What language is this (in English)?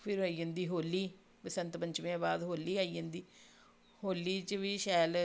Dogri